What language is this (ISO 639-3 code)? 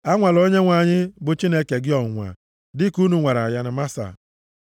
ibo